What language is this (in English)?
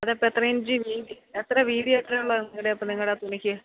Malayalam